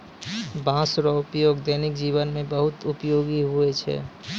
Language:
Maithili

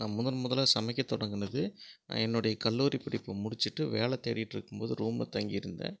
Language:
Tamil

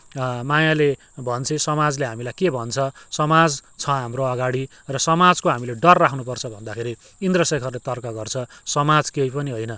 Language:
Nepali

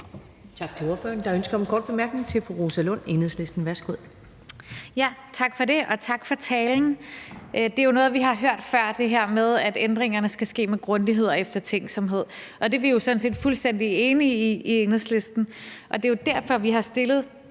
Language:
Danish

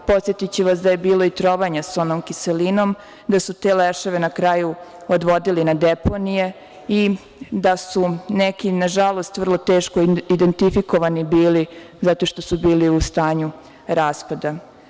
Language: Serbian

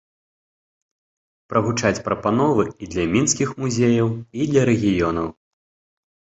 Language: Belarusian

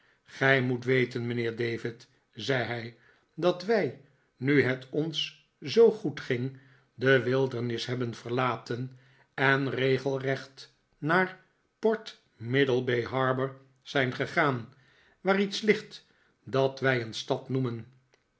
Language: Dutch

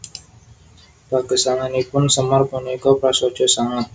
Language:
Javanese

